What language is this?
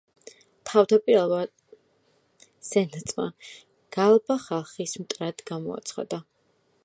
Georgian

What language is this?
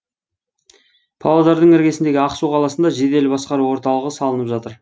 Kazakh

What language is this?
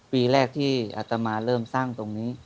Thai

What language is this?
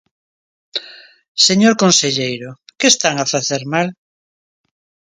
Galician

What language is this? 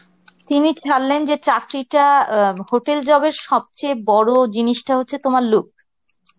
Bangla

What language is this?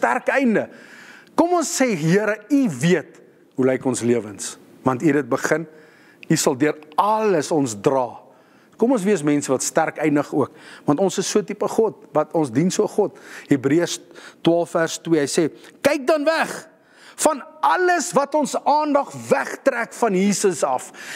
Dutch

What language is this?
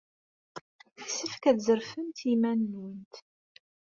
Kabyle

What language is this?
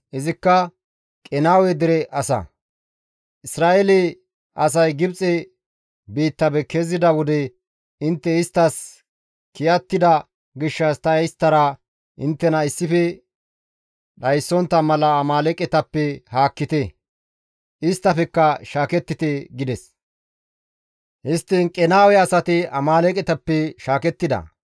Gamo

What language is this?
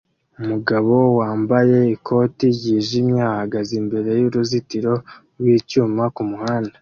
Kinyarwanda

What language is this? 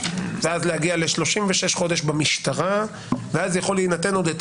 Hebrew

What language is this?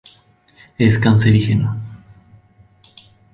Spanish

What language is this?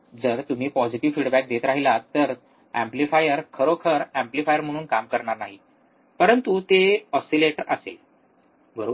Marathi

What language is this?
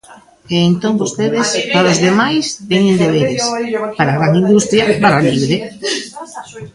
Galician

